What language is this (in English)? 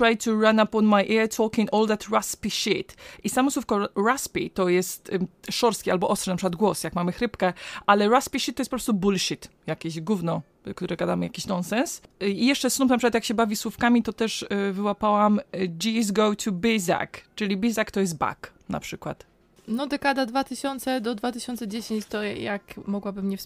Polish